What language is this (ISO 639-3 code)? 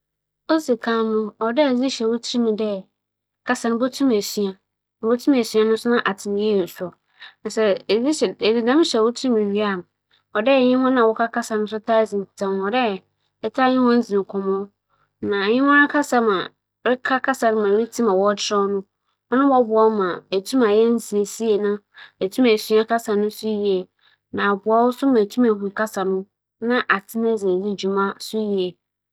aka